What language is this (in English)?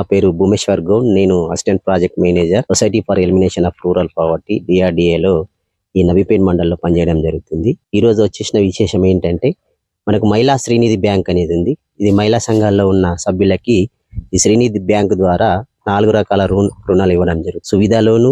Telugu